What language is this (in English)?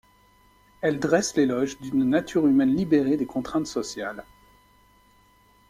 French